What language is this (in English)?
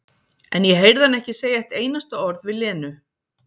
Icelandic